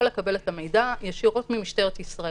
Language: Hebrew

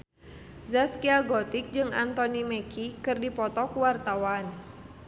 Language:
Sundanese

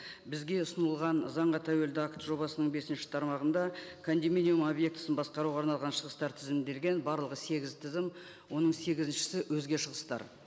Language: Kazakh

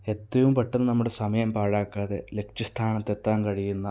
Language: Malayalam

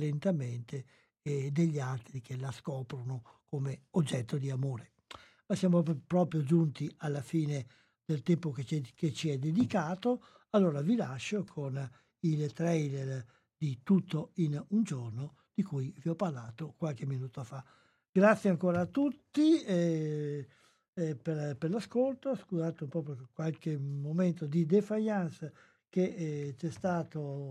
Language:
Italian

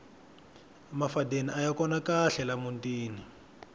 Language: Tsonga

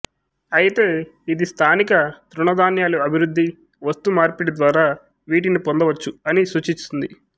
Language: Telugu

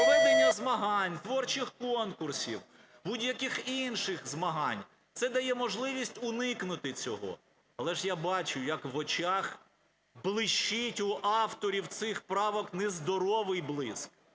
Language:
Ukrainian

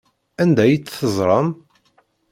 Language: Kabyle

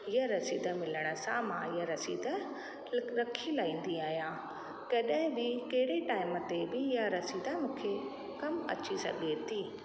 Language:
Sindhi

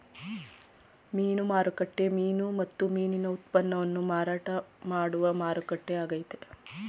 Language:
Kannada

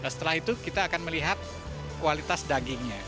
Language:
Indonesian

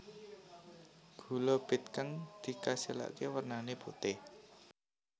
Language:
Javanese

